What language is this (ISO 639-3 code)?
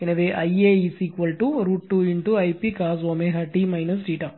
tam